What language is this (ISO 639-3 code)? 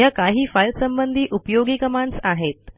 mar